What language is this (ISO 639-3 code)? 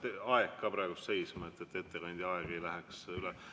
est